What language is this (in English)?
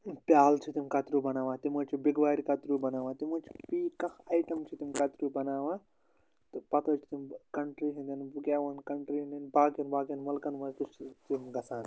Kashmiri